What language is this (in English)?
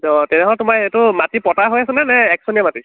Assamese